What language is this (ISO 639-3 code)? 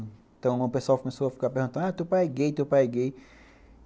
por